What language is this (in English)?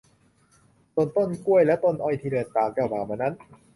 Thai